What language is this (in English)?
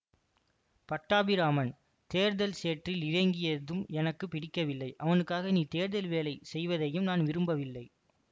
Tamil